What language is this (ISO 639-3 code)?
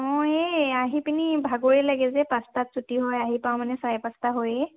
asm